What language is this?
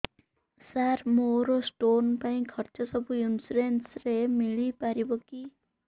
Odia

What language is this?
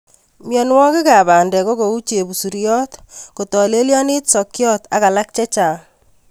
Kalenjin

